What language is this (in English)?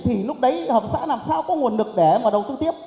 Vietnamese